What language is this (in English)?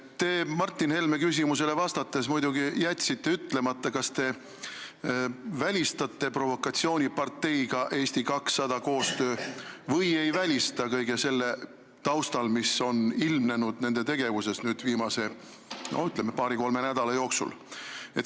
Estonian